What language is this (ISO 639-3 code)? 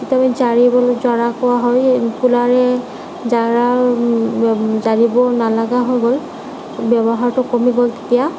asm